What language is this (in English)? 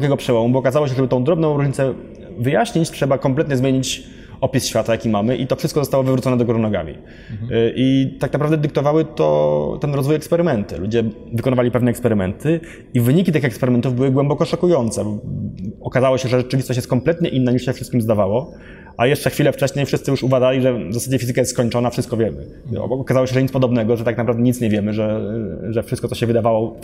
Polish